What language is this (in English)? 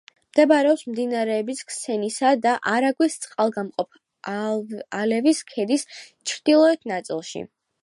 Georgian